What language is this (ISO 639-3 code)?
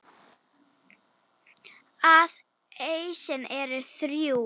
isl